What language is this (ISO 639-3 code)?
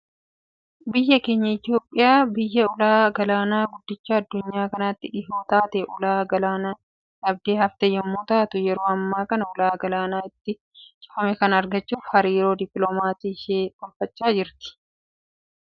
orm